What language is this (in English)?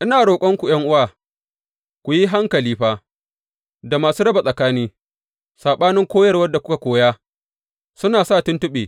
Hausa